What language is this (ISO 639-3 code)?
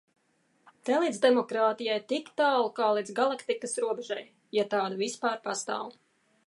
lav